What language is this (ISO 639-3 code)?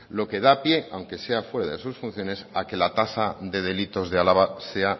spa